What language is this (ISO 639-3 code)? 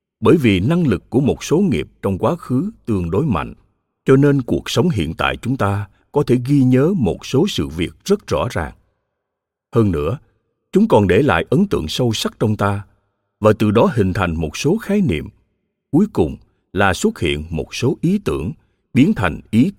vie